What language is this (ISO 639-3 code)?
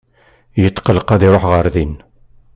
kab